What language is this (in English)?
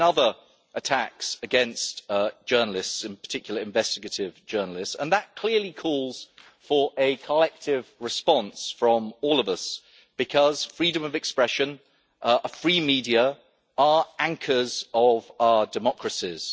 English